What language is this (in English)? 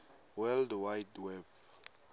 Swati